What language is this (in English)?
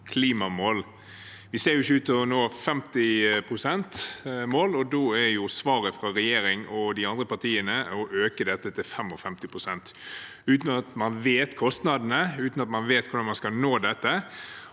Norwegian